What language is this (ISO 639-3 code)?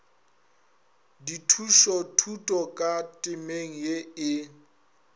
nso